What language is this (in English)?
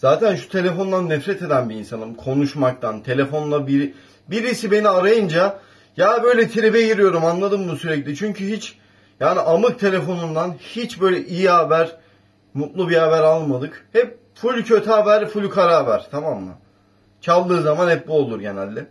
Turkish